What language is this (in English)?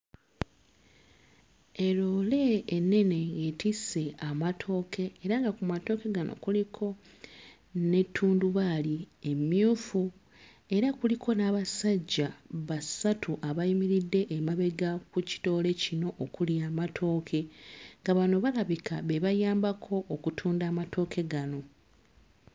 Ganda